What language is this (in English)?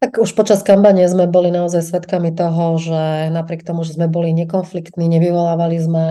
Slovak